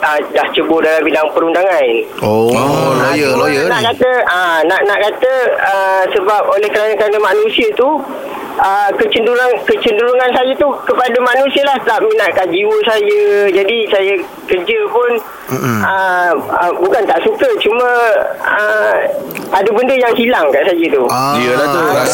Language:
Malay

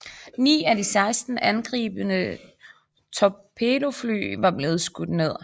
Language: Danish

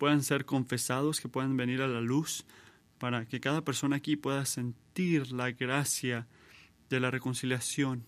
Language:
Spanish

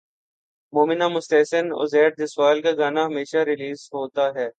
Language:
Urdu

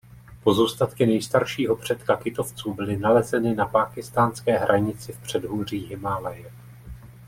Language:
Czech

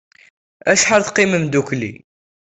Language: Kabyle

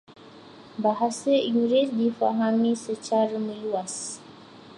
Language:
Malay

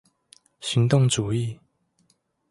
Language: Chinese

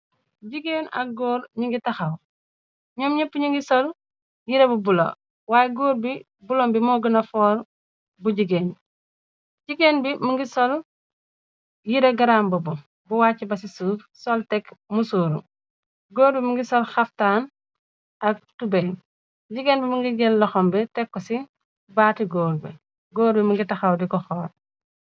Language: Wolof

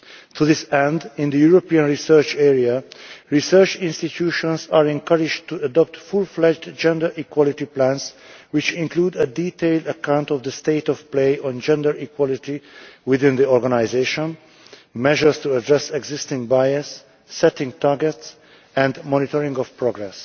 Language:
English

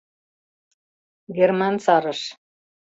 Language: Mari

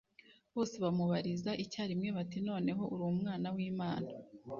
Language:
Kinyarwanda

